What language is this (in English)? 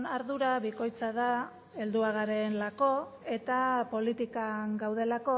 Basque